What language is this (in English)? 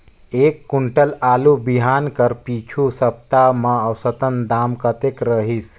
Chhattisgarhi